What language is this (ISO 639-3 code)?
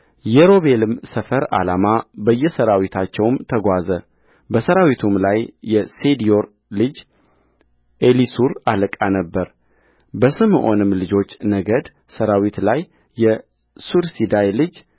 amh